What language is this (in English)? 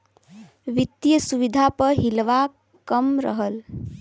Bhojpuri